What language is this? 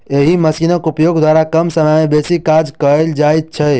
Maithili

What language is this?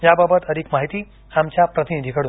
Marathi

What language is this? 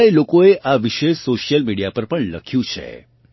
Gujarati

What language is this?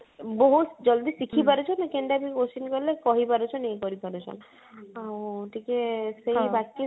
Odia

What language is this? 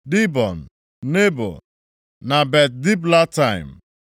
Igbo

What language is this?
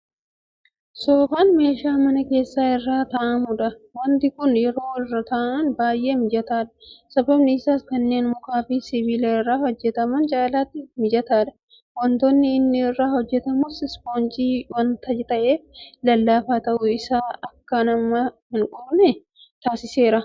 Oromo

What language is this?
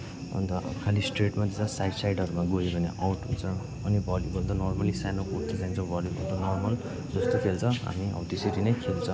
Nepali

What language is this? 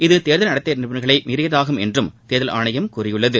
Tamil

